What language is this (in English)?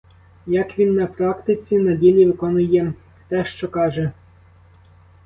Ukrainian